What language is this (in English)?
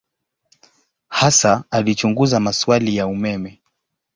Swahili